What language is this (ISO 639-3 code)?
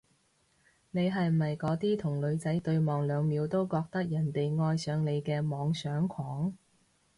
yue